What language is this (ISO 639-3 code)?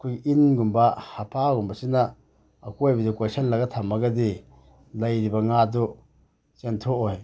mni